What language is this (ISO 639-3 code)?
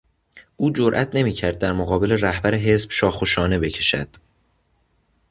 fas